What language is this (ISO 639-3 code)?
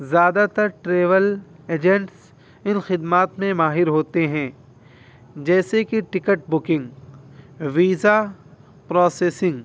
urd